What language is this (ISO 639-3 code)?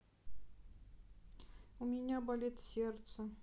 rus